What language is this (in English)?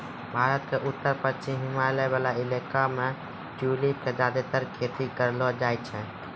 Maithili